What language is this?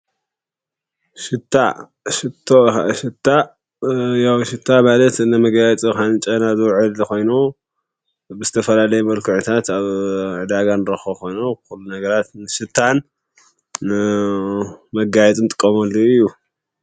Tigrinya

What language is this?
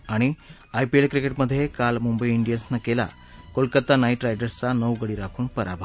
Marathi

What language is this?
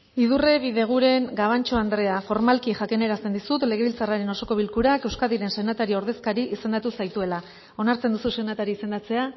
Basque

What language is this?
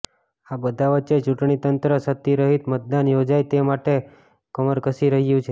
Gujarati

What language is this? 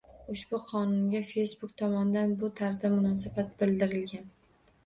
Uzbek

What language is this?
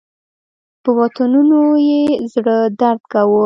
Pashto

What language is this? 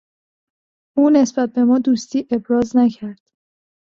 Persian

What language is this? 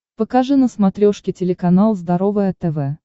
Russian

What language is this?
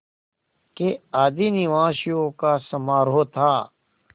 Hindi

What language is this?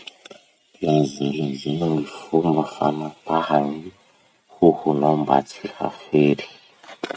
Masikoro Malagasy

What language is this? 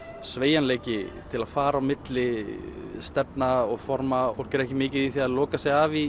Icelandic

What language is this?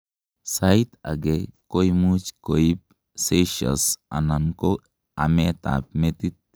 Kalenjin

